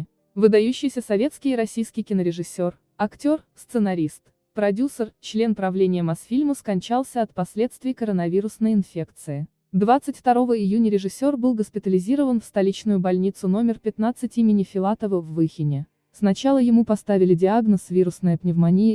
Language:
Russian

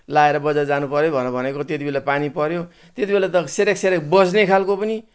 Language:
Nepali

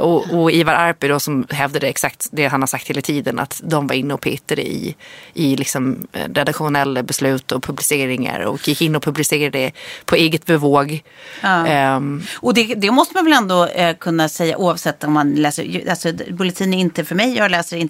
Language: Swedish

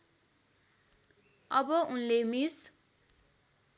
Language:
Nepali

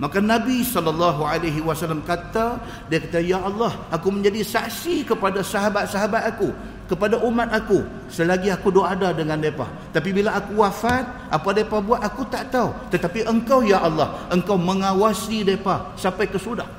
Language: Malay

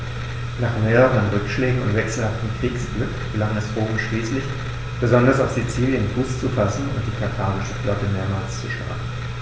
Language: German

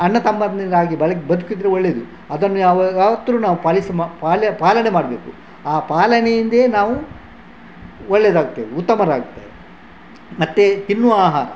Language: Kannada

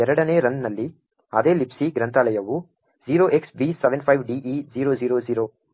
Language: Kannada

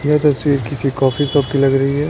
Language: Hindi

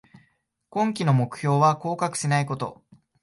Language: Japanese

